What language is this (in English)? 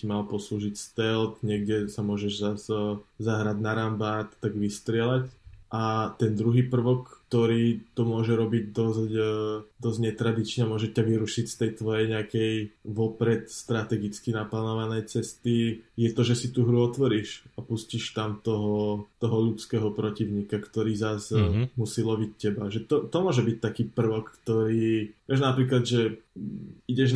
Slovak